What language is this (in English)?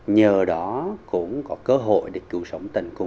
Vietnamese